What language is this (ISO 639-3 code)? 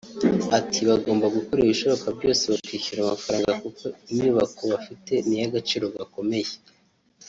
kin